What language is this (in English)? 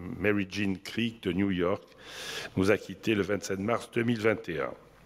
French